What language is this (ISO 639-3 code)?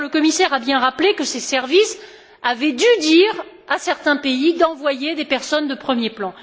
fra